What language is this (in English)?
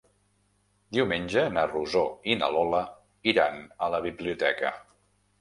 Catalan